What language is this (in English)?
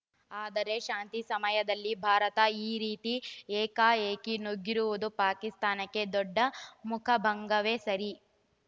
Kannada